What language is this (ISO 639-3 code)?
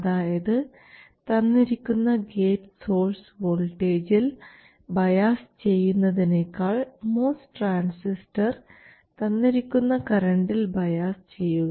mal